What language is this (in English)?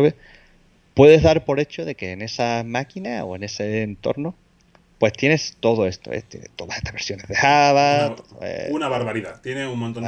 Spanish